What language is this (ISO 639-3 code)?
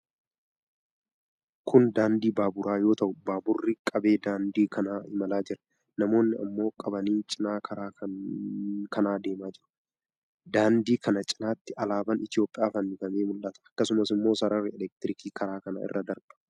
orm